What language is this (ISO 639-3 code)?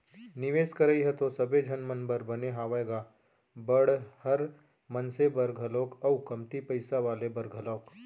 hne